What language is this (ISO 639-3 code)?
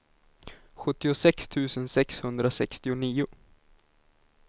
swe